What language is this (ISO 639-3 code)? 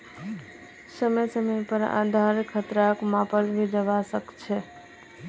mag